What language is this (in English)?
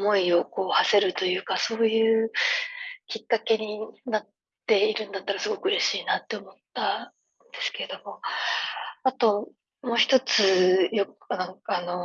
Japanese